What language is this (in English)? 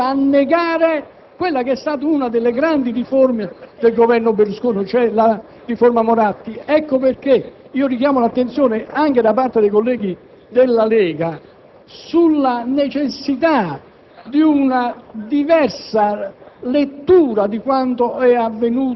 Italian